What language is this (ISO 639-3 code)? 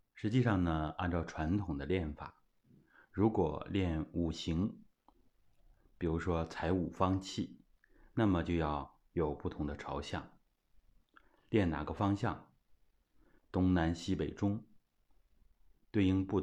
zho